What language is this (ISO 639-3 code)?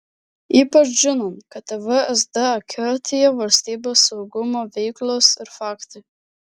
lit